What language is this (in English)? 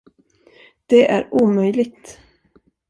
Swedish